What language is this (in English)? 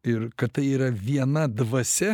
Lithuanian